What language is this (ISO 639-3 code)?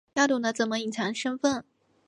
zho